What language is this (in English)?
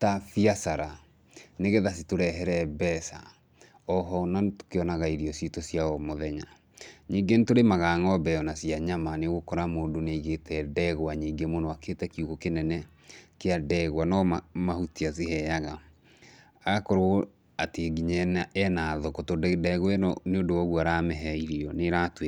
Kikuyu